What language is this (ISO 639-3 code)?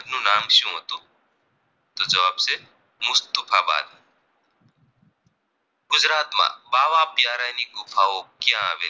guj